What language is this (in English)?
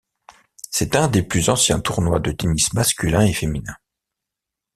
French